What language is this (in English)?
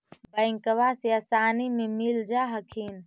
Magahi